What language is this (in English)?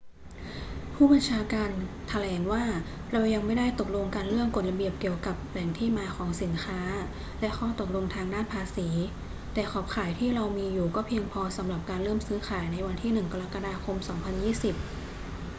Thai